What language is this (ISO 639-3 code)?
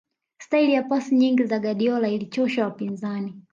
swa